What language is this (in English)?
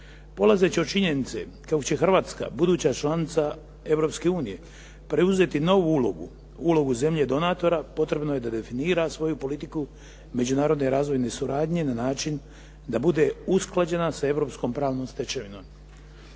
Croatian